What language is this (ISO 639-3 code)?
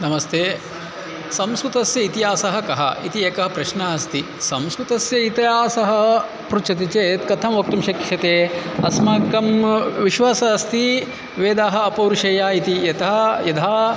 san